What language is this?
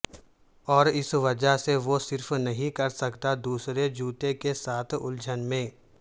Urdu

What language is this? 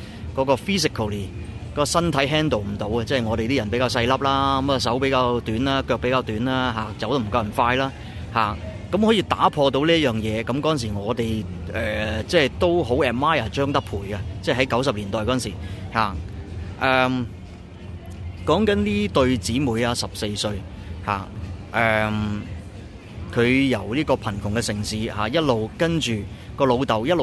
Chinese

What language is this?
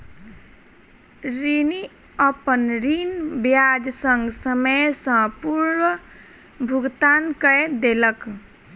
Maithili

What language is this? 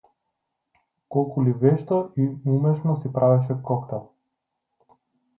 Macedonian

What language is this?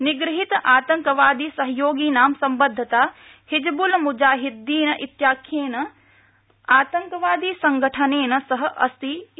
Sanskrit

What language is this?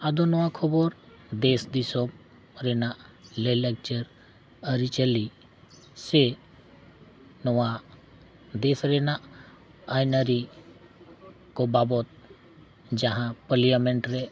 Santali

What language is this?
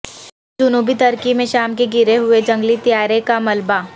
Urdu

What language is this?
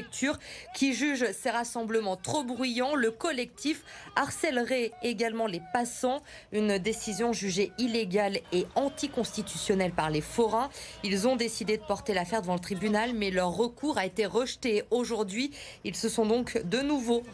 French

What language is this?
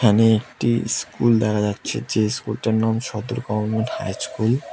Bangla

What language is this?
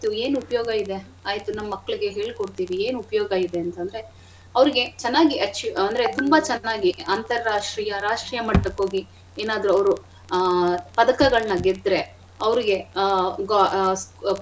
Kannada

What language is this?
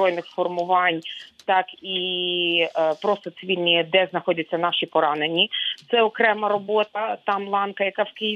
Ukrainian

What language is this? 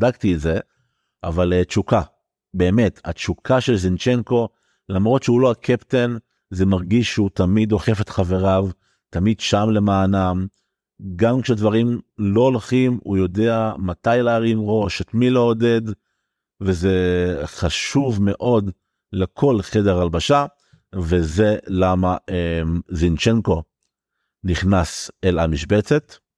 Hebrew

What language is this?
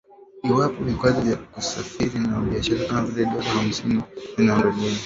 Swahili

